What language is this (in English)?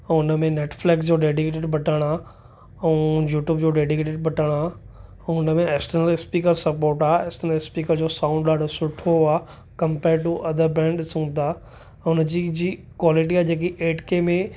Sindhi